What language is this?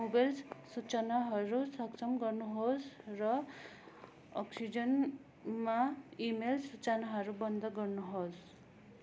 Nepali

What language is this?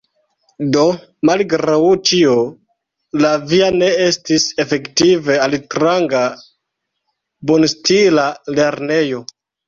Esperanto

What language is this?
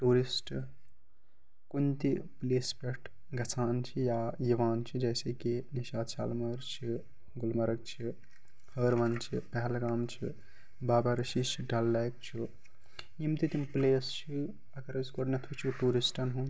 Kashmiri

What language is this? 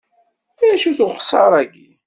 Kabyle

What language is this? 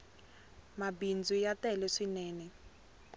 Tsonga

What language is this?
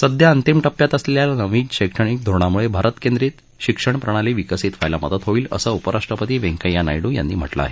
Marathi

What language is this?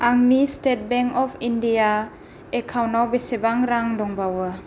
Bodo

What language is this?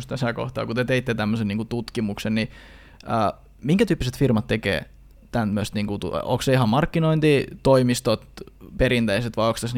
Finnish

